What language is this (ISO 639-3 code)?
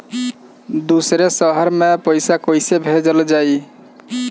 bho